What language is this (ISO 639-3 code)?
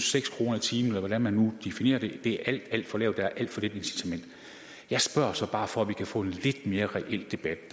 dan